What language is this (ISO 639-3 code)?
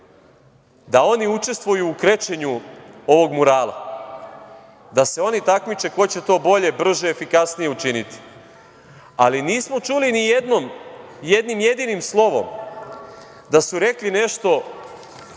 srp